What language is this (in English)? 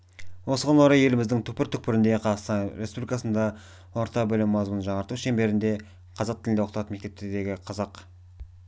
Kazakh